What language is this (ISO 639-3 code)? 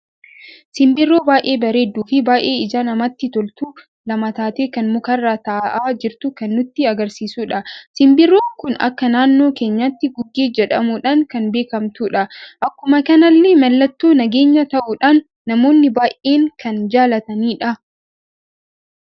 orm